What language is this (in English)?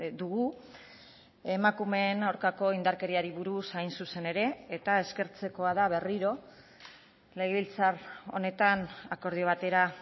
Basque